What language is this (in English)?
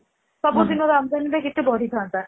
Odia